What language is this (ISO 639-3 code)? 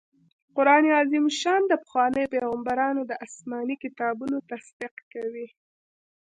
pus